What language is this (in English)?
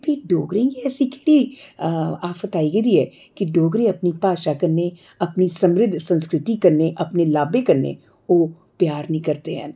Dogri